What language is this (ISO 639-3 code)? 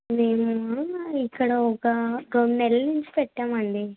tel